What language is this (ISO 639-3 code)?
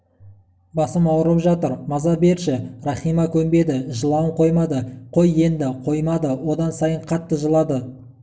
kaz